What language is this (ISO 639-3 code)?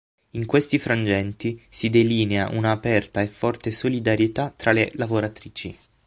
ita